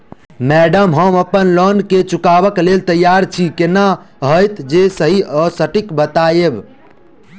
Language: Maithili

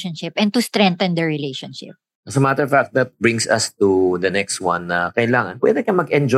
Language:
Filipino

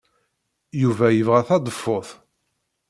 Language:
Kabyle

